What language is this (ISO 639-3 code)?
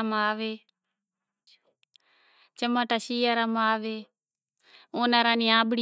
gjk